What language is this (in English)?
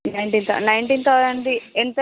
Telugu